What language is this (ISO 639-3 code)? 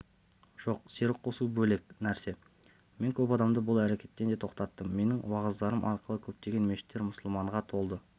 kaz